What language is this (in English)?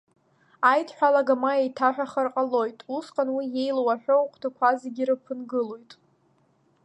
Abkhazian